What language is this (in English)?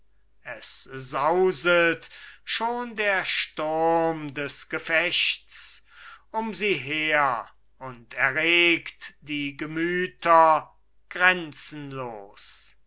German